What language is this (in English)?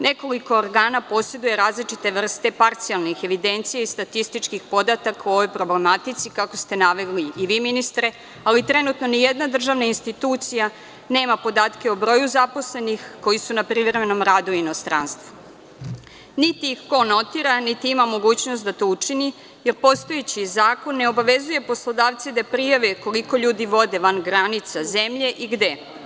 Serbian